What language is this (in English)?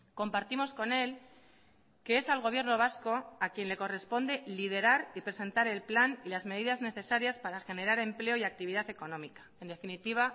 Spanish